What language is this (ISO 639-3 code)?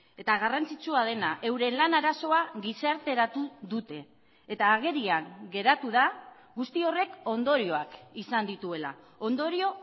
eus